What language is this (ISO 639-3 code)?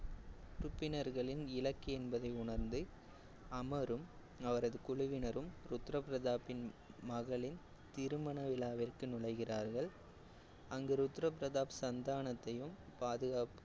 tam